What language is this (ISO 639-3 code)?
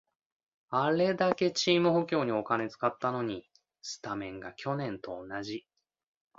jpn